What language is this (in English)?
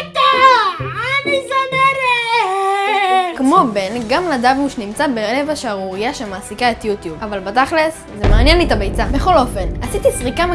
Hebrew